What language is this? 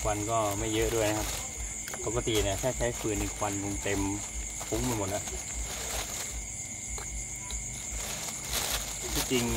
Thai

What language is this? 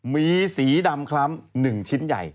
Thai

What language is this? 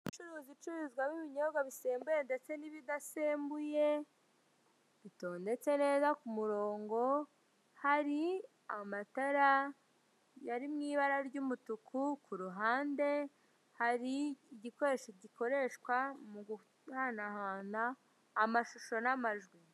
Kinyarwanda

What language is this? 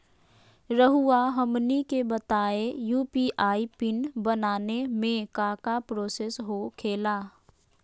Magahi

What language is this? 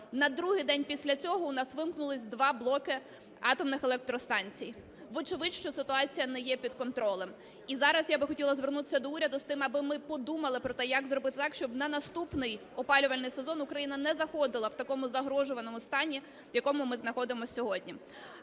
Ukrainian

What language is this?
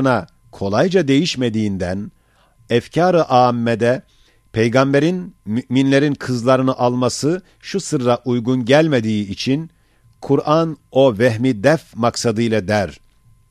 Turkish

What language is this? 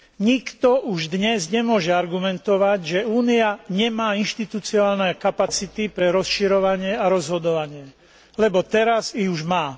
Slovak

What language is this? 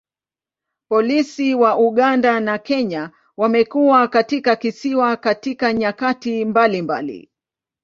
Swahili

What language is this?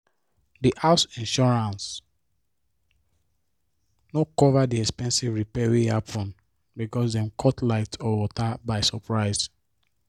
Nigerian Pidgin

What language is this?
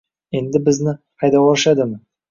Uzbek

